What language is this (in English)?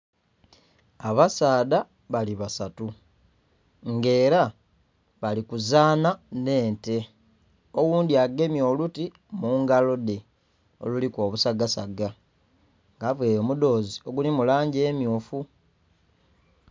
Soga